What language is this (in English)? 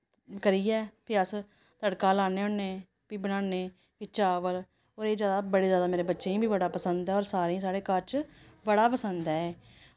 Dogri